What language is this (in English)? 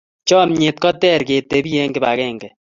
Kalenjin